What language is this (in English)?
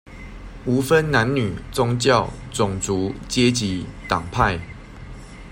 Chinese